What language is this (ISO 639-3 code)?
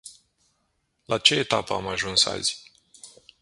ron